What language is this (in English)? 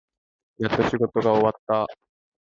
Japanese